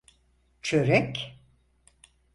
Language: Turkish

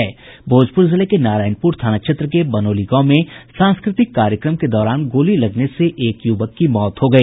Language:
Hindi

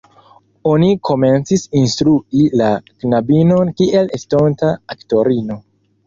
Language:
Esperanto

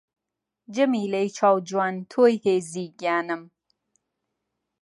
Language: Central Kurdish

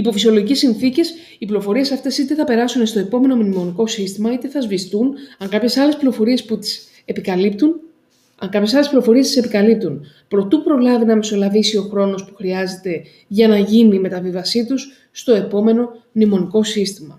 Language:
Greek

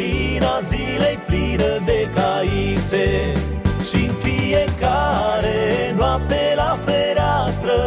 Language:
Romanian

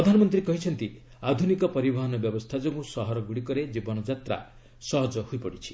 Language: Odia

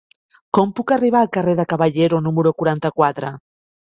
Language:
Catalan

